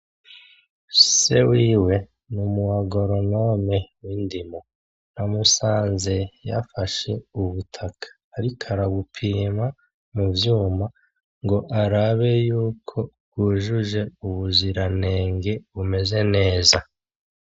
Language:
Rundi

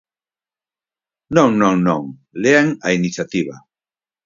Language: Galician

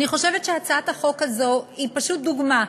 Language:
Hebrew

